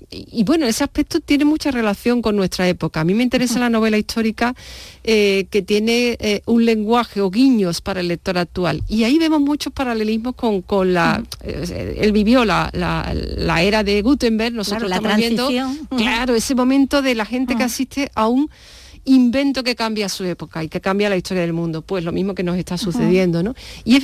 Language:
Spanish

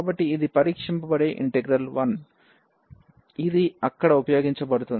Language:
Telugu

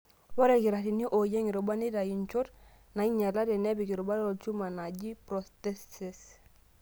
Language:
Masai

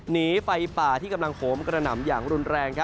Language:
Thai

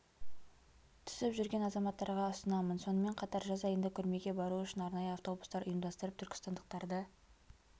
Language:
Kazakh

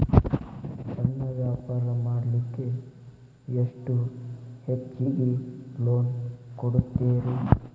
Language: Kannada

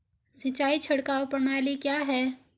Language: Hindi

